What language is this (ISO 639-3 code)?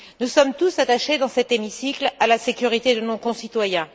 fra